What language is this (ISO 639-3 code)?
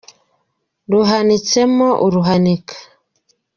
kin